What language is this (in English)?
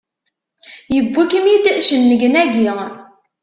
Kabyle